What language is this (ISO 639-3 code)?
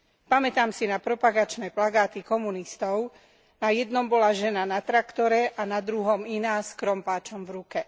slk